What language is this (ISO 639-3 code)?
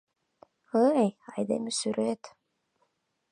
chm